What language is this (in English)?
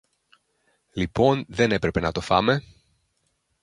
Greek